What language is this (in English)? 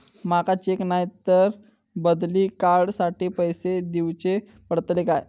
Marathi